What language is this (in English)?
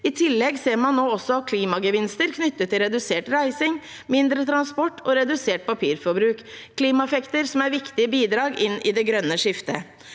Norwegian